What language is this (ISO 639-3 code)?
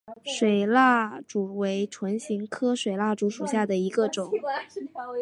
zho